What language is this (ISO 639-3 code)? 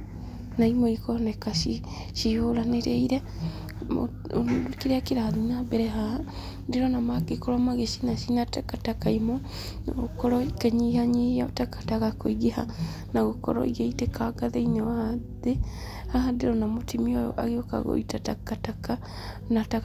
kik